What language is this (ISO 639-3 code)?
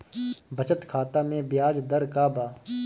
bho